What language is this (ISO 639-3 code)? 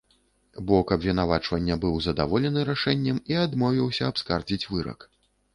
bel